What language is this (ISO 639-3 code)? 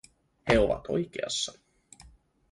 fin